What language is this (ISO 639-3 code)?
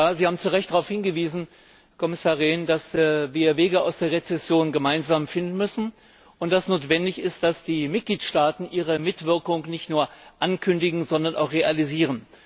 deu